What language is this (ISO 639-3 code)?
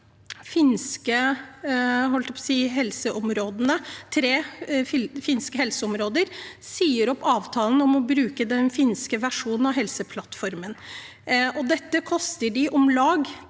nor